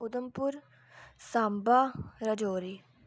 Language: Dogri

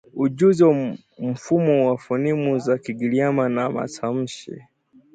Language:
Swahili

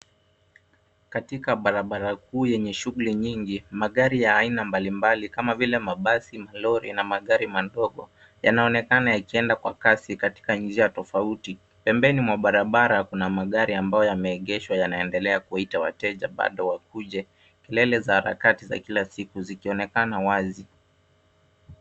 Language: Swahili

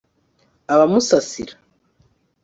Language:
Kinyarwanda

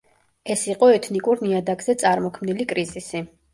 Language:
Georgian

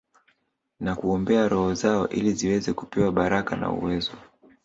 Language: Swahili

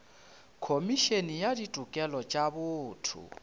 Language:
Northern Sotho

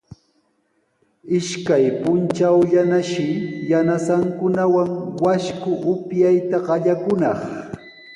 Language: Sihuas Ancash Quechua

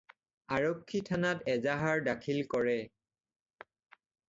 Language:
Assamese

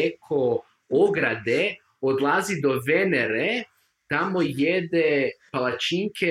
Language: Croatian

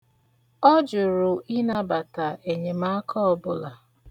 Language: Igbo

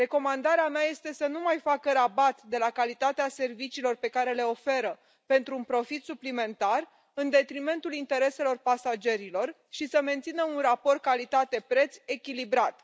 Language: Romanian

